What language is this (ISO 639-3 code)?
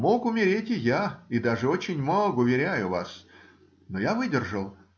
rus